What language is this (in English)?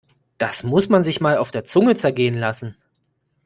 German